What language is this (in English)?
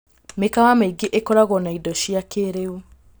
Kikuyu